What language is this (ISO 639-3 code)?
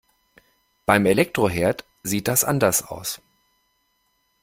deu